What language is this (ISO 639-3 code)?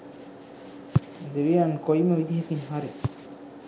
sin